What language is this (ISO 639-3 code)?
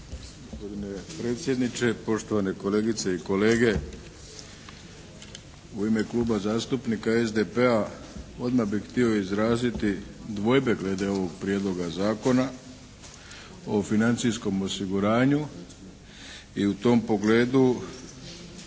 hrv